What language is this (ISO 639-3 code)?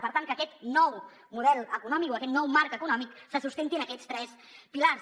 cat